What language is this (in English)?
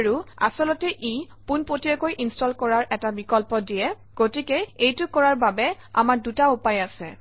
Assamese